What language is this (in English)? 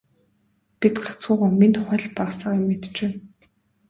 Mongolian